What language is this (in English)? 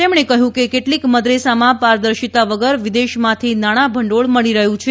Gujarati